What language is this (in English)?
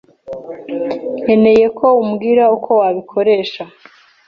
Kinyarwanda